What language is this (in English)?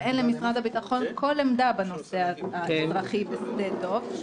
Hebrew